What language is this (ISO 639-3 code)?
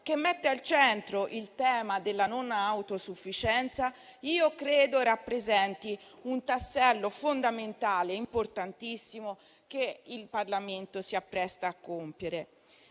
ita